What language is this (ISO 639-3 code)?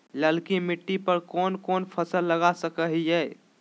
mag